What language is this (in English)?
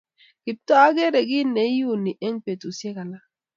Kalenjin